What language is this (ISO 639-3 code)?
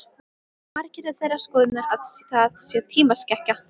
isl